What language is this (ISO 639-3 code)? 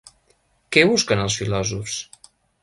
cat